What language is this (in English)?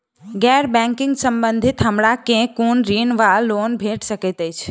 Maithili